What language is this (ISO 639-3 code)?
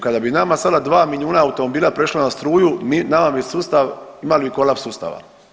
hrv